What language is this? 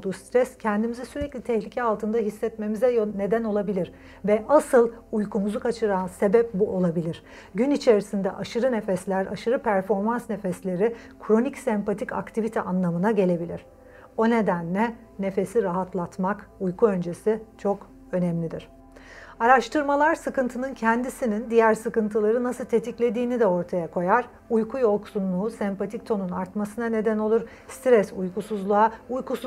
Turkish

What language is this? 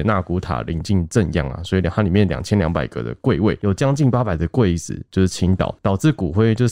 Chinese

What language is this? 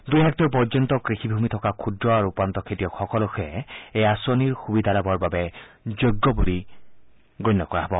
Assamese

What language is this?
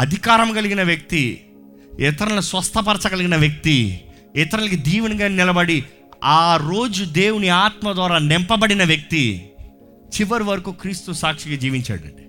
Telugu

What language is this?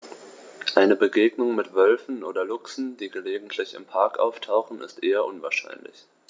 German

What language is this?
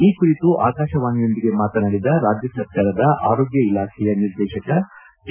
Kannada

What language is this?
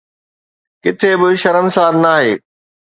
Sindhi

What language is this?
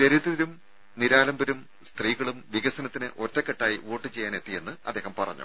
Malayalam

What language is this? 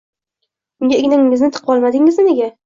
Uzbek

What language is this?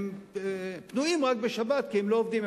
Hebrew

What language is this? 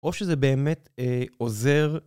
Hebrew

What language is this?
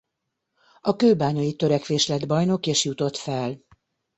Hungarian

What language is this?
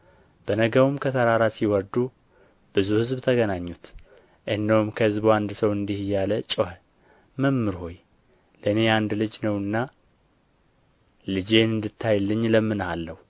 Amharic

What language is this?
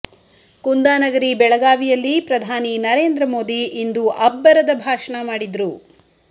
Kannada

